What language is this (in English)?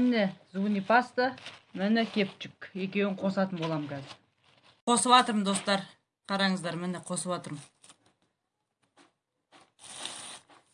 Turkish